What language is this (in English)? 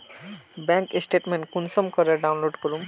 Magahi